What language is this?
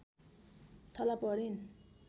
Nepali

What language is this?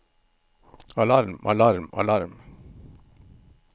Norwegian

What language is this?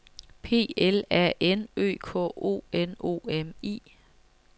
Danish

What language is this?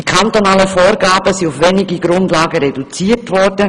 Swiss German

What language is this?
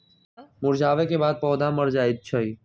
Magahi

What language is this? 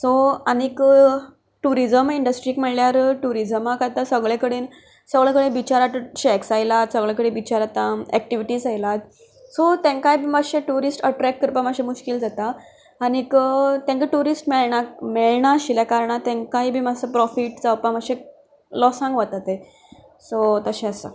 Konkani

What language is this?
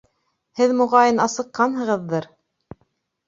Bashkir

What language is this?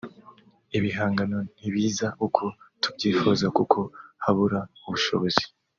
Kinyarwanda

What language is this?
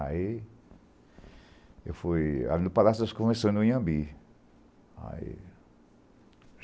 Portuguese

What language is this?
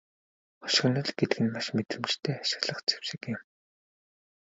Mongolian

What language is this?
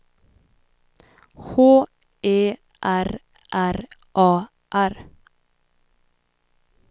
Swedish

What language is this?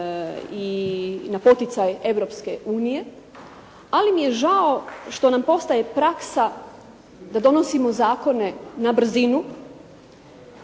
Croatian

